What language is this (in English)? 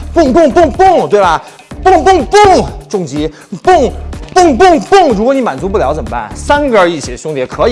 Chinese